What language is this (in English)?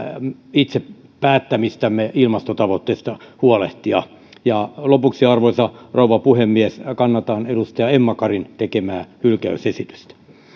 Finnish